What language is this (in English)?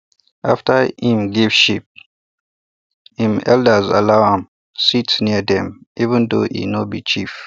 Nigerian Pidgin